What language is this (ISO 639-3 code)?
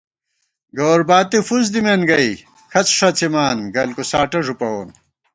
gwt